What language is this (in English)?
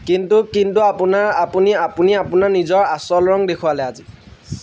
Assamese